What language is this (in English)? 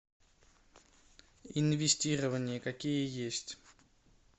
Russian